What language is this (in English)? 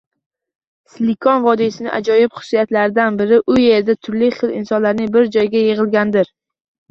Uzbek